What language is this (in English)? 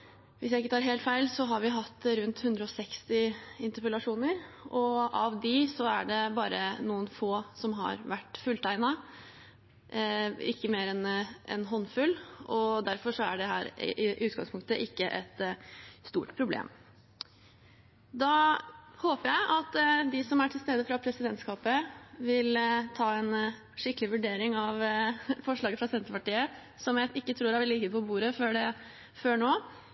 Norwegian Bokmål